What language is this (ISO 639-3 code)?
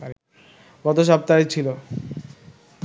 ben